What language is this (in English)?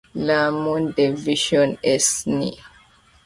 French